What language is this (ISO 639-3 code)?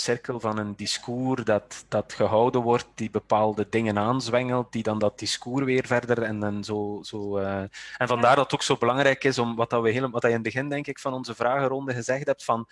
nld